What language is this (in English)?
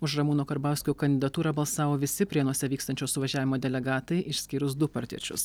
Lithuanian